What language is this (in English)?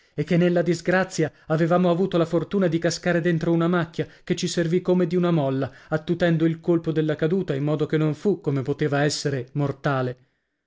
Italian